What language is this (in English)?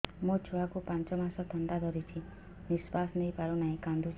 Odia